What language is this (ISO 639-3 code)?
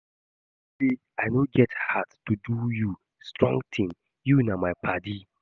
pcm